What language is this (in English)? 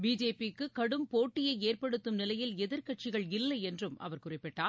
Tamil